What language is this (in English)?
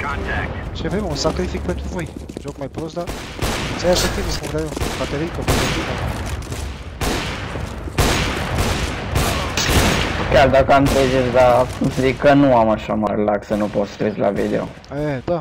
Romanian